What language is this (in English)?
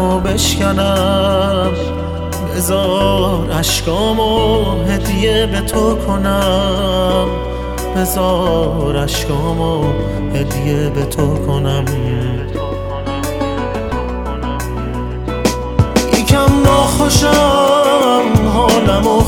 Persian